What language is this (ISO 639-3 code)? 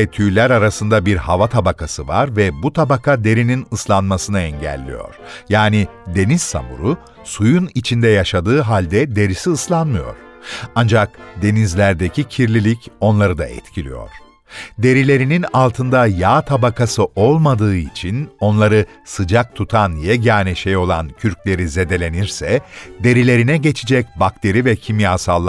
tur